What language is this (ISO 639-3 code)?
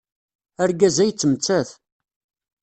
kab